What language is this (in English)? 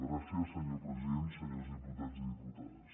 Catalan